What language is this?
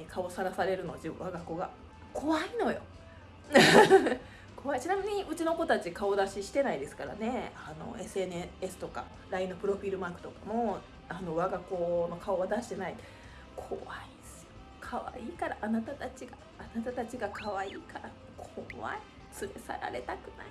Japanese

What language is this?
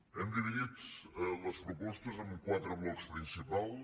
Catalan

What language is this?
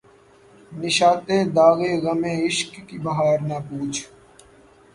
Urdu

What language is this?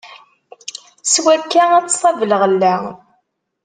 Kabyle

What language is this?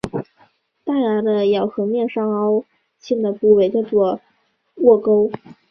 Chinese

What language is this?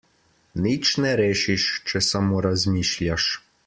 Slovenian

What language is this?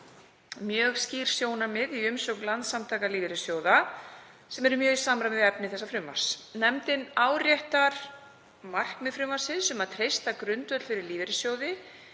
Icelandic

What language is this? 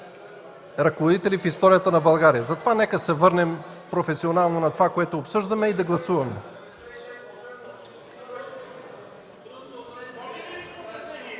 Bulgarian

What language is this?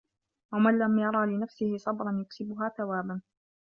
Arabic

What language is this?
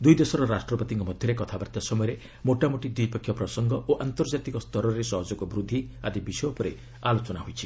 Odia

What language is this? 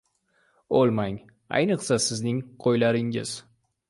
Uzbek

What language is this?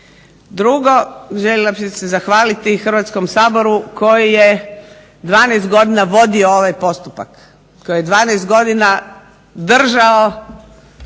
Croatian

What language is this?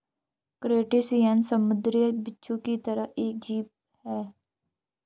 Hindi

